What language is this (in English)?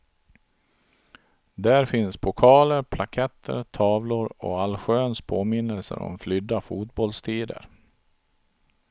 Swedish